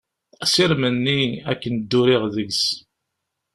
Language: Kabyle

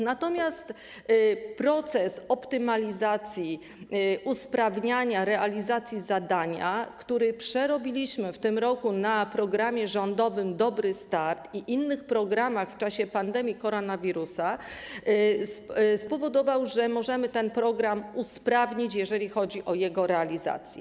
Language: Polish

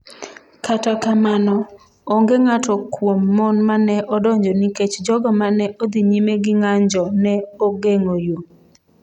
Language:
Luo (Kenya and Tanzania)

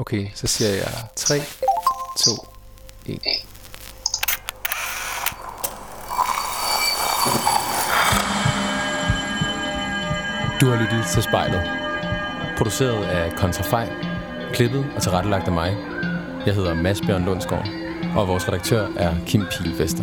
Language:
Danish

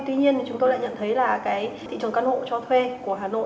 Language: Vietnamese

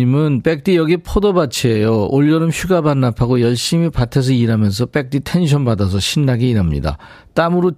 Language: Korean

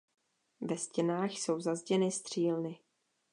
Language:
Czech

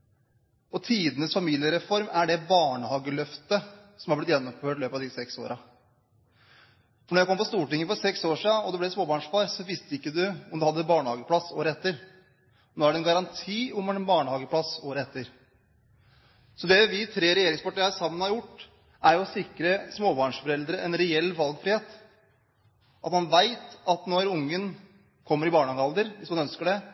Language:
Norwegian Bokmål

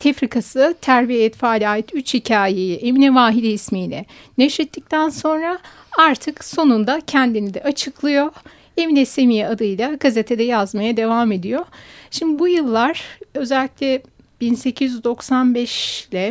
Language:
Turkish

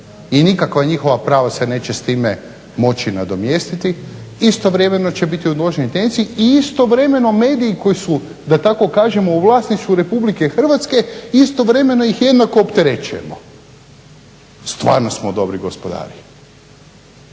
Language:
Croatian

